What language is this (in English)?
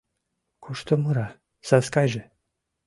Mari